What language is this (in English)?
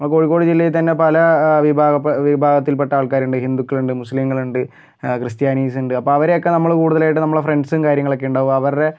Malayalam